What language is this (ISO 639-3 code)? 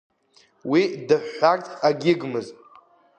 abk